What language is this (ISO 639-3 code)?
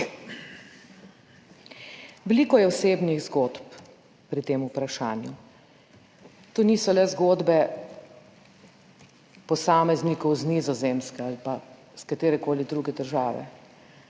slv